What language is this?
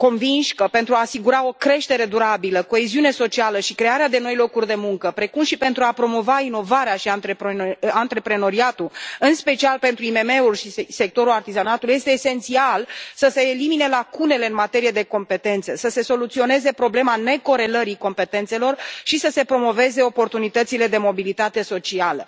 Romanian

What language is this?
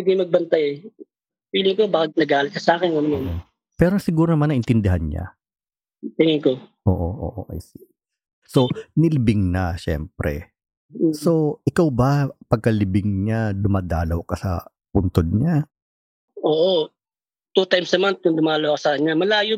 Filipino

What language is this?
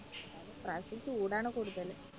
Malayalam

